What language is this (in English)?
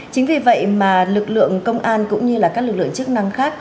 Vietnamese